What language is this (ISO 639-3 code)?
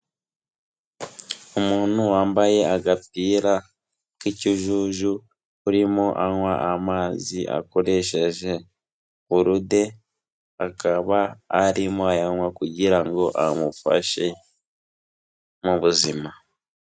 kin